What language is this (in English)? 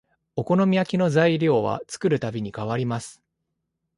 Japanese